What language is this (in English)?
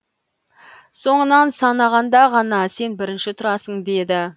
Kazakh